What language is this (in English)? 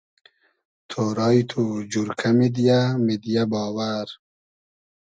Hazaragi